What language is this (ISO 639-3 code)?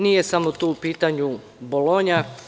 srp